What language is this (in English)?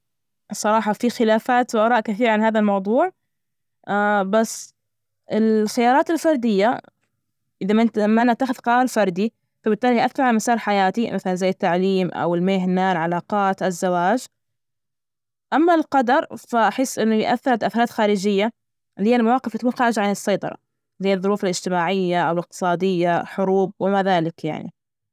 Najdi Arabic